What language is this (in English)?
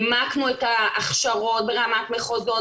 Hebrew